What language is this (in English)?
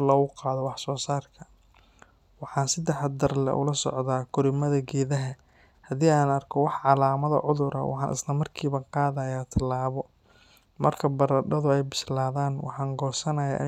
Somali